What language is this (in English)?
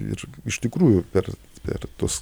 Lithuanian